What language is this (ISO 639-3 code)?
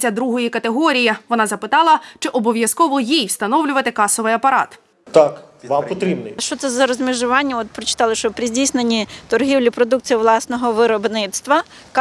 ukr